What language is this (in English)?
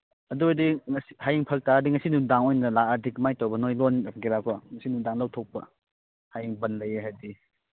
Manipuri